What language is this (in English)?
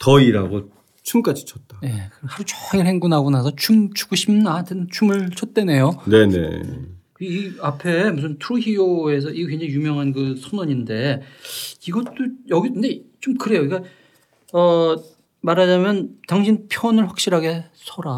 Korean